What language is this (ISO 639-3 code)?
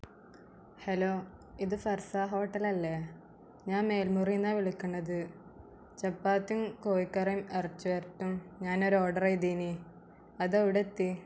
mal